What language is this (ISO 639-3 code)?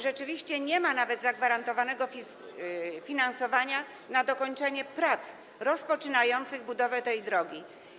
pol